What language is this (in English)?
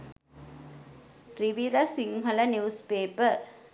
Sinhala